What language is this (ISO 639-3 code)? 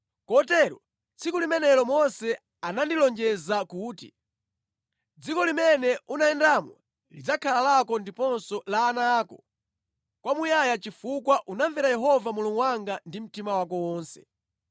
nya